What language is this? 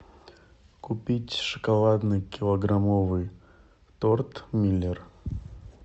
Russian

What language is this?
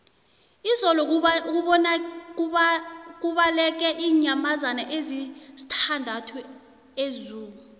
South Ndebele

